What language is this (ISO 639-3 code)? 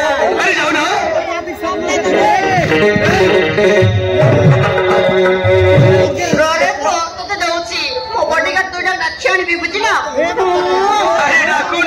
mar